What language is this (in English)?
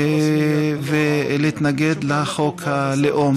Hebrew